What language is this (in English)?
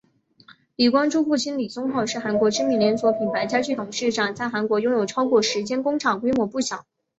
Chinese